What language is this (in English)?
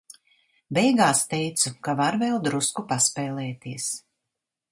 Latvian